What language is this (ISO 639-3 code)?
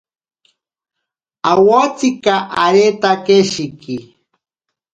prq